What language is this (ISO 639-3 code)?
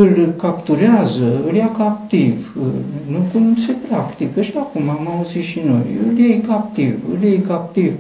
ron